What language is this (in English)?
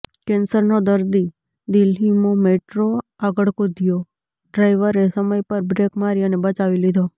Gujarati